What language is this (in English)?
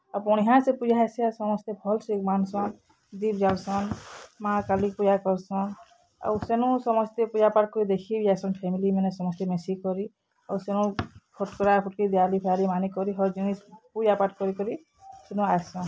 Odia